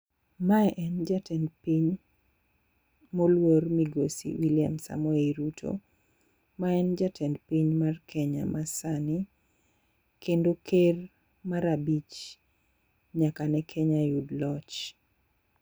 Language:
Luo (Kenya and Tanzania)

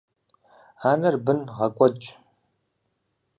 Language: Kabardian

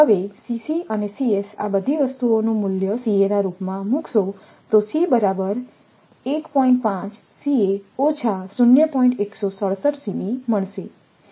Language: Gujarati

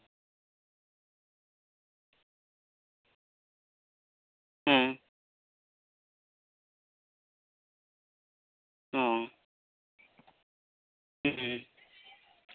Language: Santali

